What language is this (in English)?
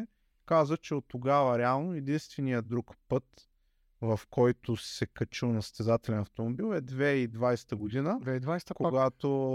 Bulgarian